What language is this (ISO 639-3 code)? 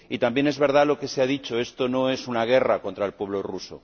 spa